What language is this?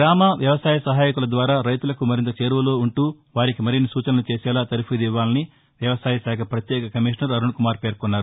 Telugu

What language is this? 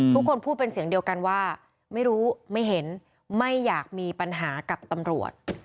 Thai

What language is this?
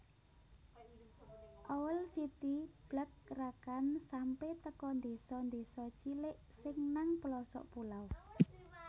Javanese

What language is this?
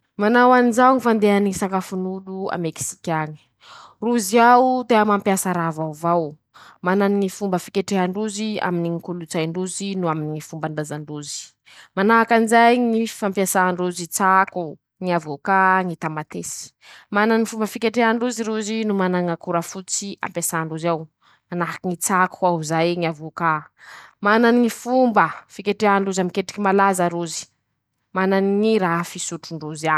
Masikoro Malagasy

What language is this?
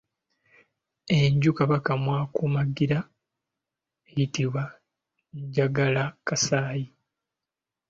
Ganda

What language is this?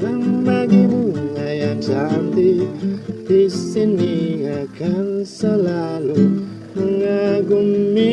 Indonesian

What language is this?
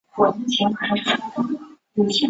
Chinese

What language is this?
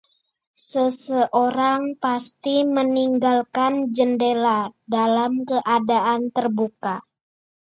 Indonesian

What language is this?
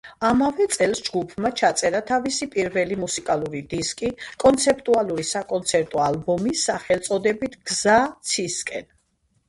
Georgian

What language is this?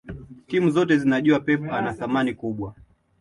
Swahili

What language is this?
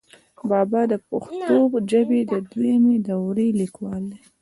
Pashto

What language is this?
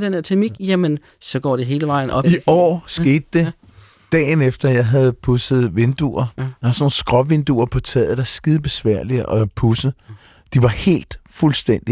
Danish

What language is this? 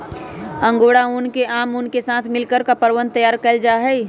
Magahi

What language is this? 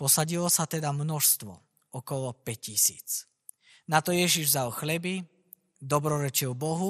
Slovak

